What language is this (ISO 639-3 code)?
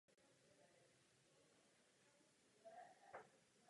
ces